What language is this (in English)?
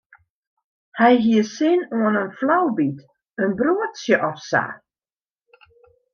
Western Frisian